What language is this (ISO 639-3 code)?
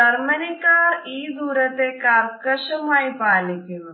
mal